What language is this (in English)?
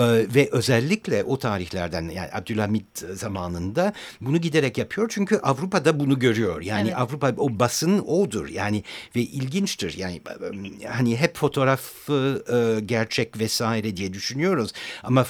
Turkish